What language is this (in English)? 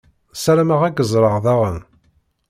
Kabyle